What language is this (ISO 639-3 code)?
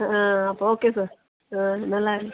mal